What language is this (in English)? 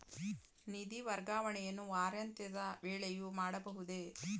Kannada